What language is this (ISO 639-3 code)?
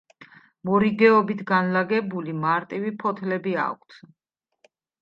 kat